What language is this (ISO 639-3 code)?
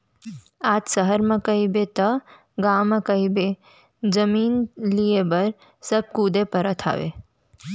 hne